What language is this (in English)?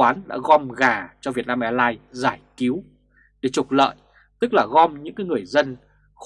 Vietnamese